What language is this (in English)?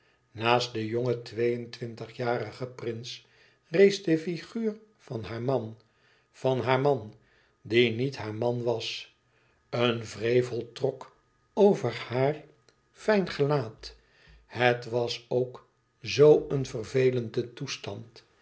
Dutch